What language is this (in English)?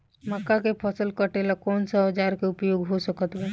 Bhojpuri